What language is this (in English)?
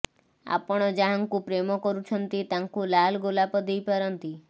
Odia